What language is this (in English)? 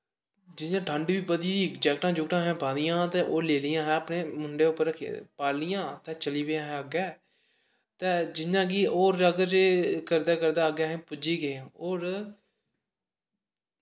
Dogri